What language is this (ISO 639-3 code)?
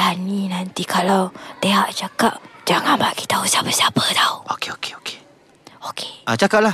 msa